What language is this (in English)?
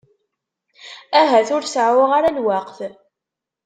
Kabyle